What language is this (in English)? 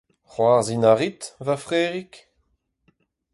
Breton